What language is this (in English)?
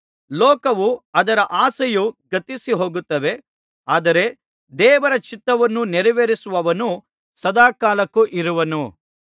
Kannada